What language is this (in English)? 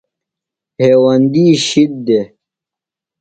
Phalura